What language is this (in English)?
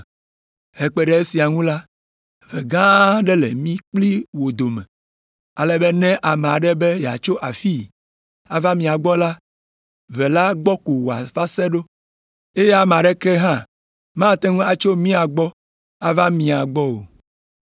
Ewe